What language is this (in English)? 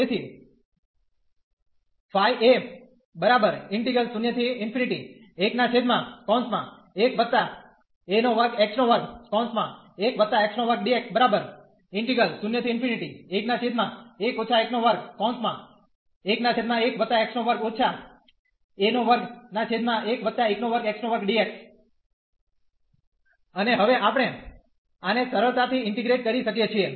Gujarati